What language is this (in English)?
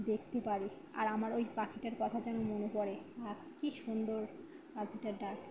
Bangla